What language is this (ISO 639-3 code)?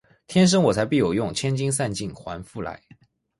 zho